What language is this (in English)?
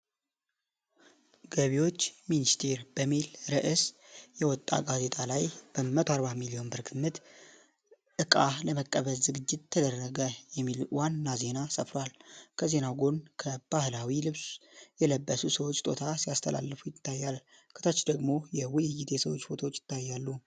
Amharic